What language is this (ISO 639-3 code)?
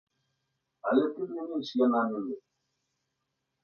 bel